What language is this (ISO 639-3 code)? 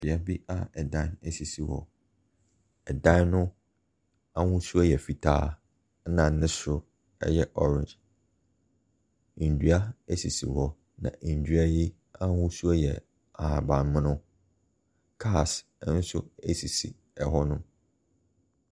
aka